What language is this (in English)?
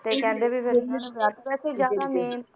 Punjabi